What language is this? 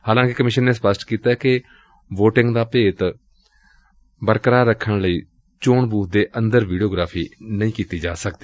Punjabi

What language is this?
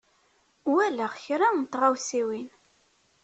Kabyle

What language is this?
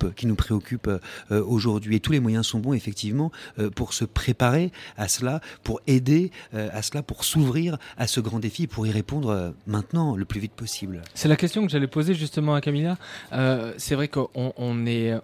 French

